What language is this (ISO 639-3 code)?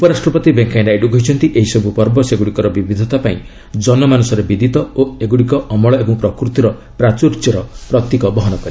ori